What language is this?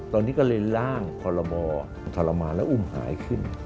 Thai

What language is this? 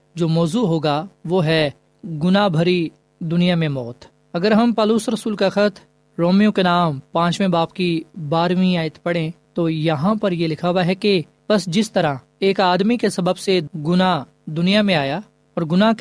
Urdu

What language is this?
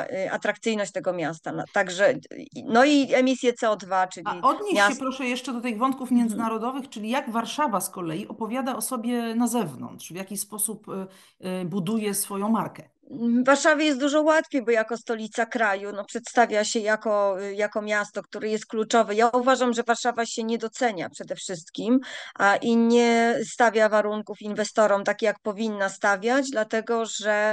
Polish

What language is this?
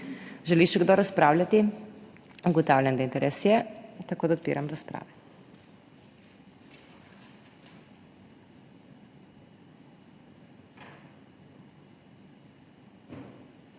Slovenian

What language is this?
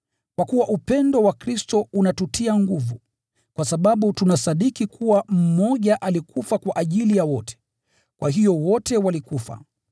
Swahili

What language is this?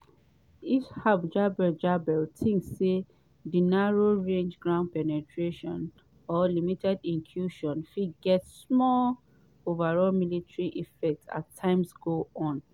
Nigerian Pidgin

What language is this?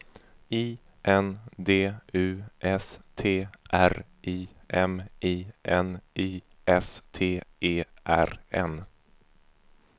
Swedish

